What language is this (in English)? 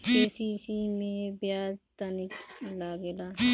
Bhojpuri